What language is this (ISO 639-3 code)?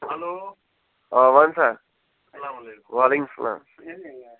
kas